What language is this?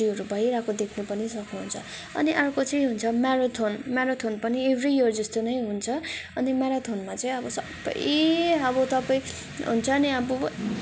Nepali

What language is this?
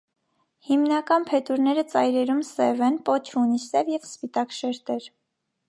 Armenian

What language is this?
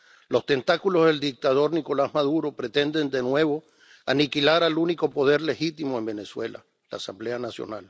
Spanish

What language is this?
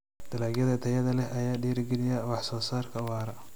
Somali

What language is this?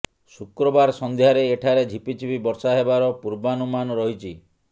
Odia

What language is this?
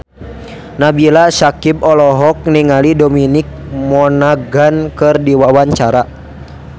Sundanese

